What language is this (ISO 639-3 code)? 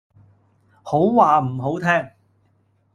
yue